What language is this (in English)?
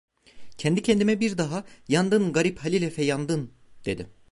Turkish